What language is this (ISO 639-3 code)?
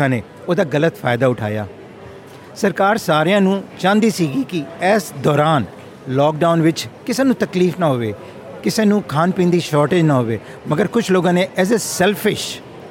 pan